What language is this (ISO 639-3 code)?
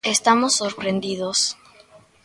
glg